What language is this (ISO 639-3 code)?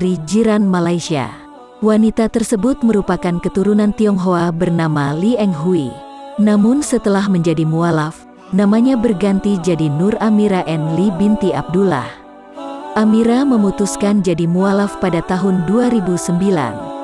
ind